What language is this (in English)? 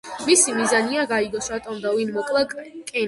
Georgian